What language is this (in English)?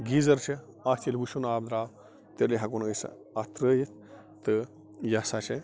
Kashmiri